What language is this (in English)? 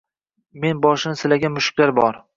Uzbek